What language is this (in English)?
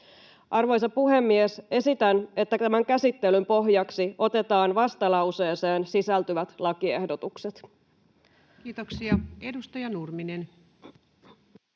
Finnish